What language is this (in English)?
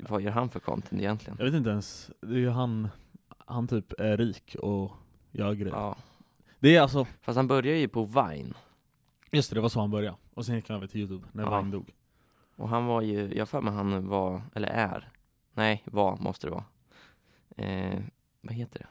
Swedish